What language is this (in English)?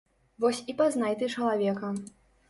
Belarusian